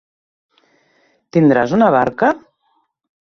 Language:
Catalan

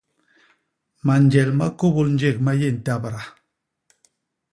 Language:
Basaa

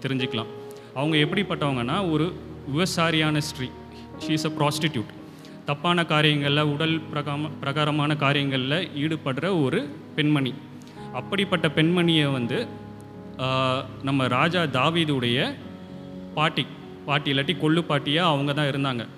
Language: Romanian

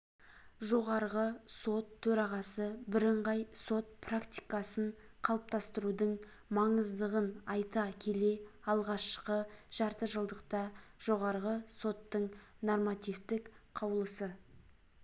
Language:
Kazakh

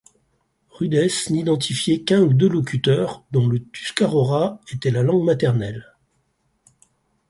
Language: French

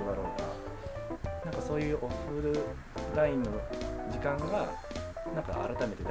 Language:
Japanese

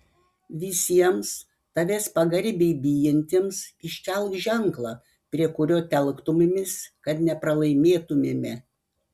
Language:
Lithuanian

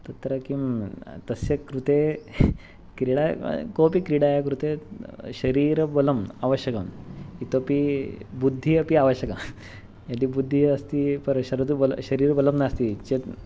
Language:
Sanskrit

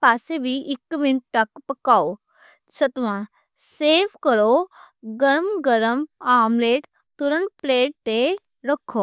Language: Western Panjabi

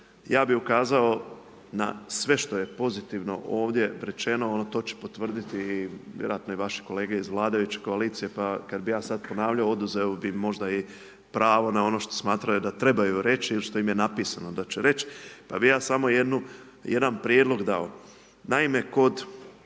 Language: Croatian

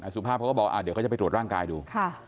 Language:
Thai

